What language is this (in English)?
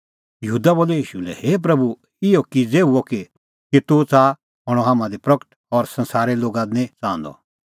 Kullu Pahari